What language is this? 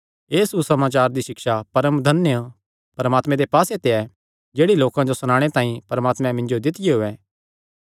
Kangri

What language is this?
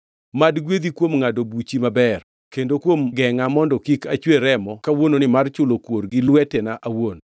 Luo (Kenya and Tanzania)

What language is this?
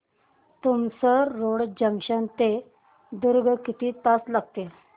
Marathi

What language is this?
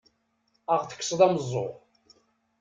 Kabyle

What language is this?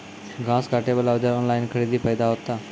Maithili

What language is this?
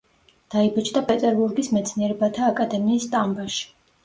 Georgian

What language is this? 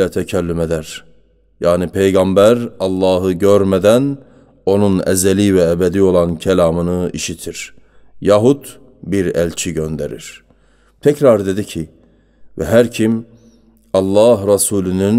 Turkish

